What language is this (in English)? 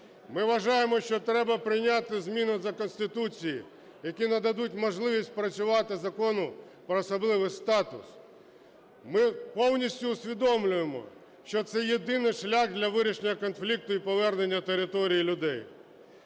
Ukrainian